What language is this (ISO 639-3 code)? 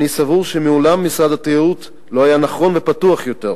heb